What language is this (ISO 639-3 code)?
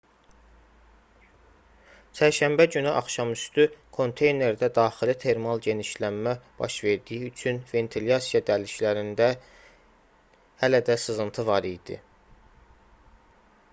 aze